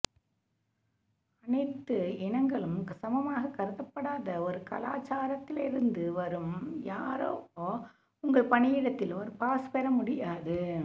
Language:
Tamil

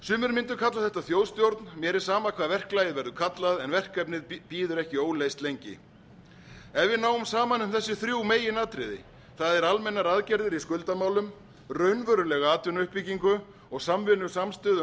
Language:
Icelandic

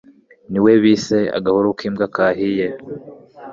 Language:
Kinyarwanda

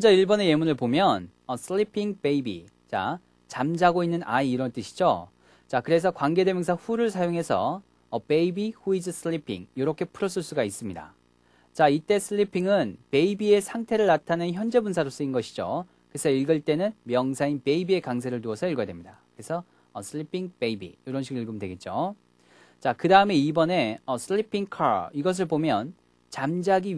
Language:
Korean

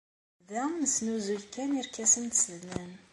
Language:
Kabyle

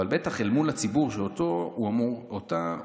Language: Hebrew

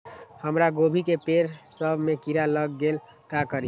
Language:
Magahi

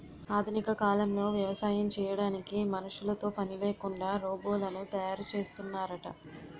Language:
Telugu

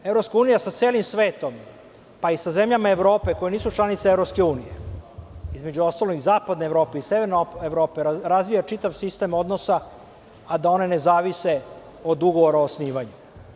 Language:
Serbian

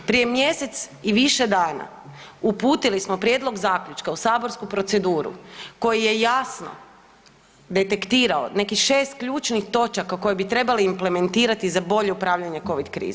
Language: Croatian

